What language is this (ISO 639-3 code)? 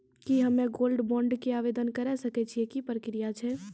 mai